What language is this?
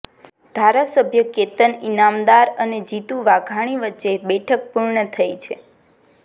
Gujarati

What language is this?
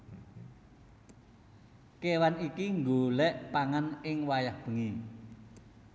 Javanese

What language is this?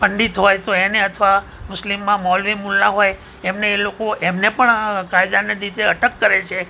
Gujarati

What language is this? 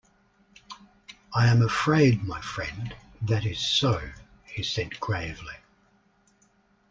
English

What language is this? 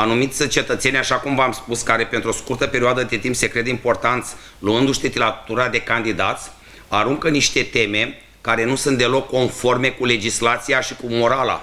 Romanian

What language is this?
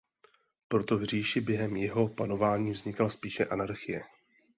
Czech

